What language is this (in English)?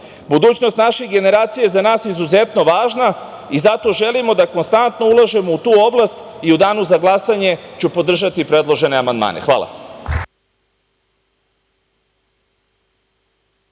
Serbian